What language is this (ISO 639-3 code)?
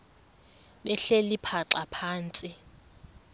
xho